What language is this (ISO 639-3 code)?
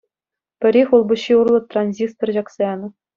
chv